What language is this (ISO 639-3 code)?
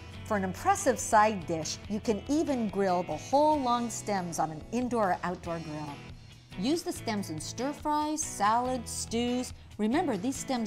eng